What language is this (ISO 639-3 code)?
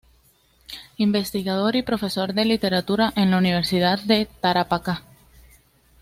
spa